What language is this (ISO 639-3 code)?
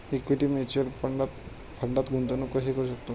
mar